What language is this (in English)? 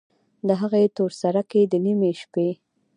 Pashto